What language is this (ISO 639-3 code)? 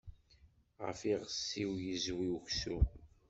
kab